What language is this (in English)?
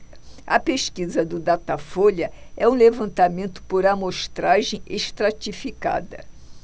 Portuguese